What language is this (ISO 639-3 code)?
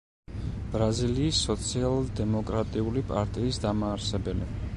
kat